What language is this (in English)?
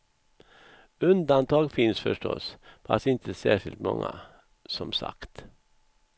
Swedish